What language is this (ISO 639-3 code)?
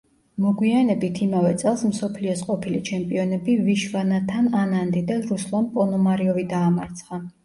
kat